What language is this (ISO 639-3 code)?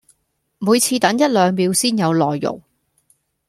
yue